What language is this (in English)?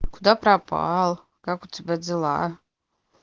Russian